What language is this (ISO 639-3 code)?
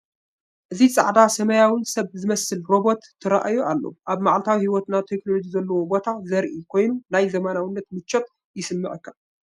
tir